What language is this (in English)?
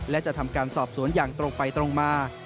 Thai